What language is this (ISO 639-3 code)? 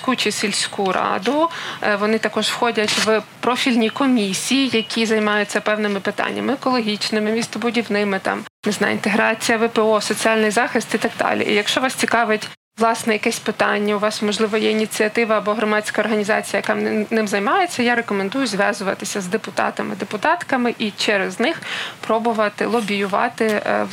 ukr